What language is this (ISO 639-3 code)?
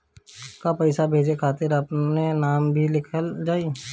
bho